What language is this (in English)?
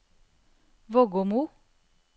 Norwegian